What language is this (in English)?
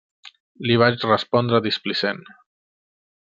Catalan